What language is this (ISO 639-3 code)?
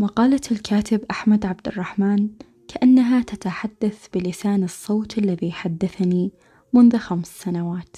ara